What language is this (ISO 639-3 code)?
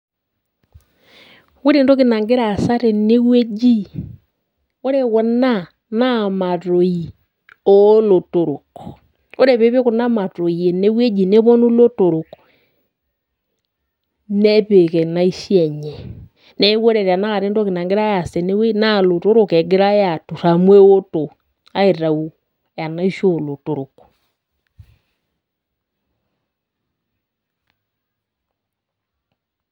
mas